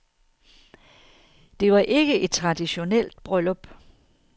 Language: Danish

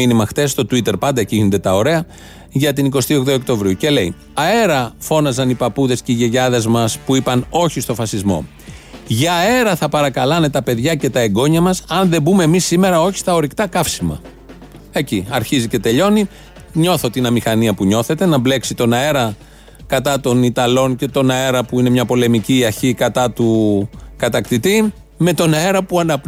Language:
Greek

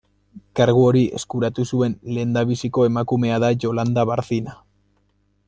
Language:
Basque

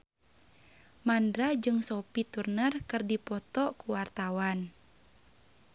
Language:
Sundanese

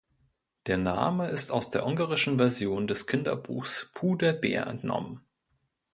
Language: German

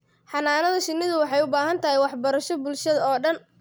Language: Somali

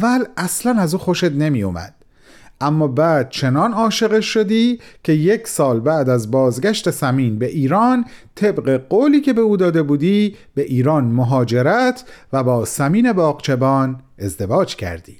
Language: Persian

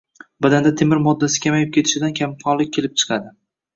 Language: Uzbek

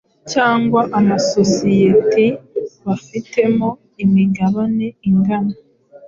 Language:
Kinyarwanda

